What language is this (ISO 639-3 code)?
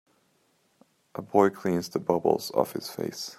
eng